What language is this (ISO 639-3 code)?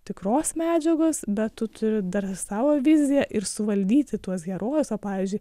lit